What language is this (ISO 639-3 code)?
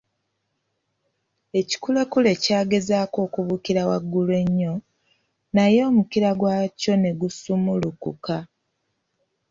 lug